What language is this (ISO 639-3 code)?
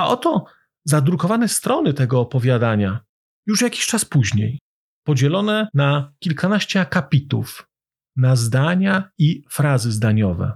pol